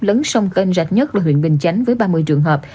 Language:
Vietnamese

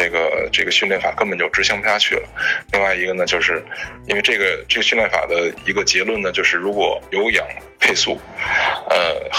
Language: Chinese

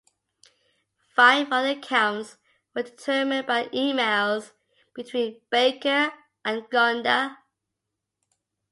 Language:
English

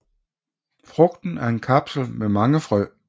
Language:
Danish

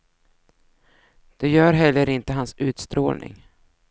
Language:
Swedish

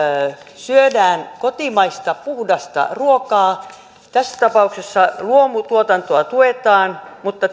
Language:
Finnish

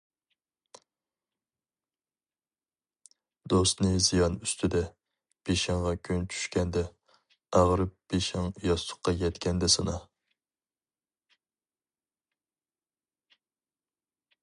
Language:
Uyghur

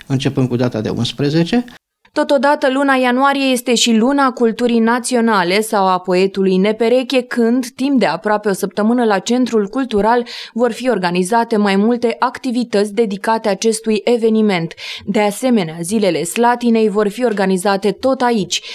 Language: Romanian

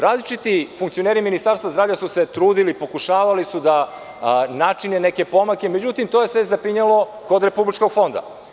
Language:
Serbian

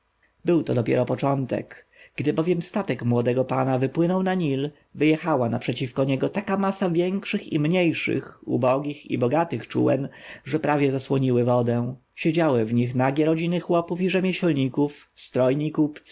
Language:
Polish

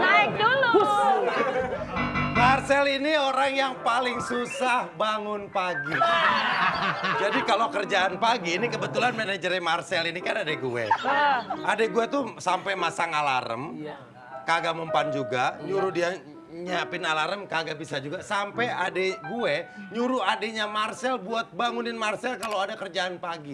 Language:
Indonesian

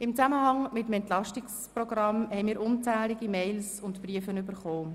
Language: Swiss German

